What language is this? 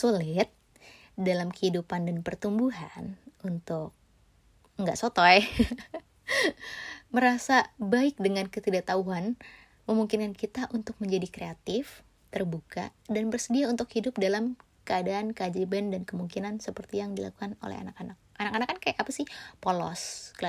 Indonesian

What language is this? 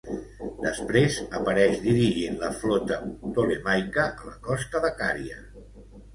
Catalan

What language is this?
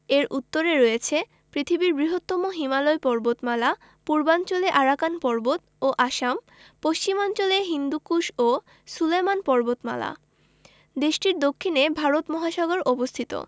Bangla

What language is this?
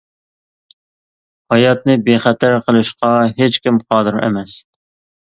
Uyghur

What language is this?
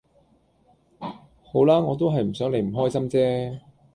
Cantonese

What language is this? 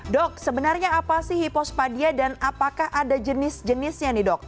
Indonesian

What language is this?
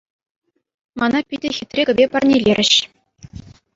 Chuvash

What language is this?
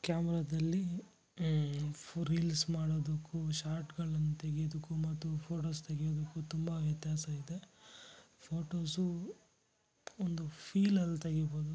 Kannada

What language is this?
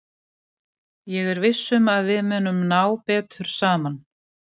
Icelandic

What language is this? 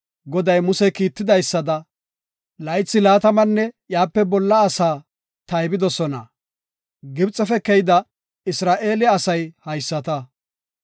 Gofa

